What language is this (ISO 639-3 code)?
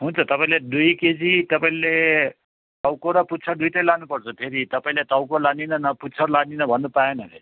nep